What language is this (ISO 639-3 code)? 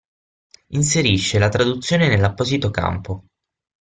ita